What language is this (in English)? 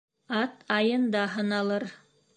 Bashkir